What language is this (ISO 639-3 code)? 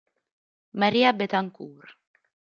ita